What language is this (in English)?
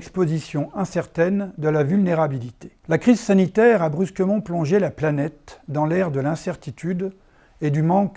French